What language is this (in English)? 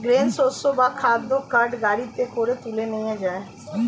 Bangla